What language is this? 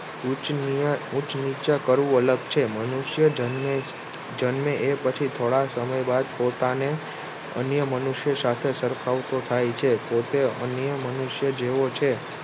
Gujarati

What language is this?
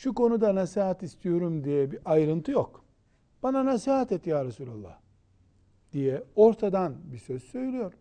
Turkish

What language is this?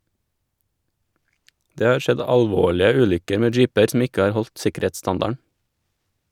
Norwegian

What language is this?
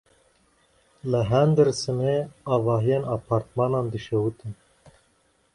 Kurdish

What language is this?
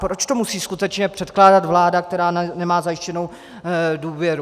Czech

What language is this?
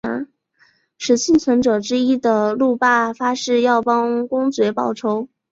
Chinese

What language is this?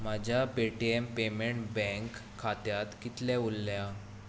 Konkani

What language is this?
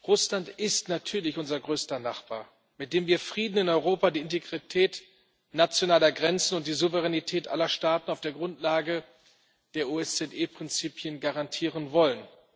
German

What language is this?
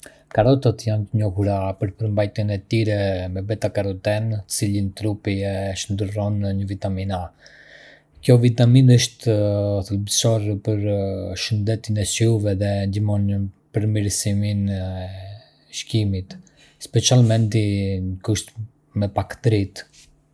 Arbëreshë Albanian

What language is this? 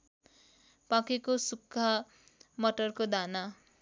Nepali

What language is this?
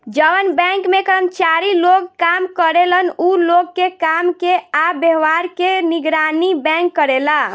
Bhojpuri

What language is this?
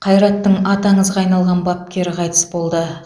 Kazakh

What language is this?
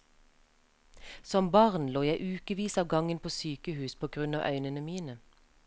Norwegian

